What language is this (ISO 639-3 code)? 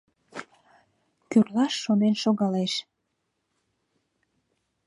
chm